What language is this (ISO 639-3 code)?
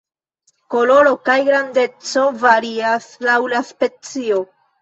epo